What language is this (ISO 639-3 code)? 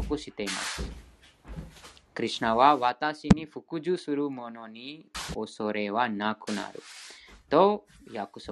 jpn